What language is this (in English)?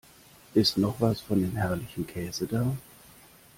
German